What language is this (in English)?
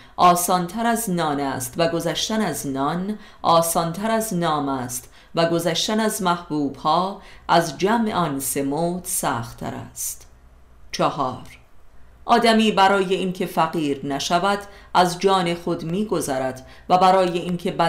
Persian